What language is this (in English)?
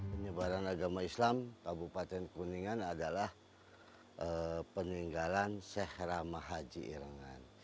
Indonesian